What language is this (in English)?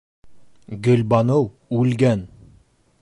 Bashkir